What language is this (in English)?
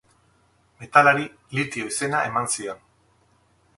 Basque